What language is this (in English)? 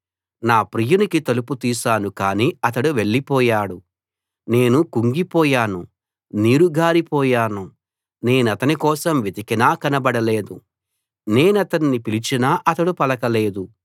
Telugu